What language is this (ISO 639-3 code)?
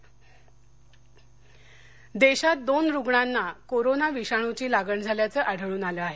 mar